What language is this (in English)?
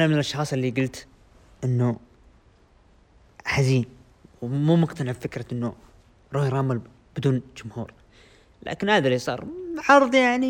Arabic